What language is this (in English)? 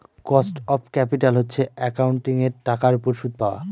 Bangla